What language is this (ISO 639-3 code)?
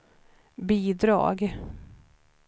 swe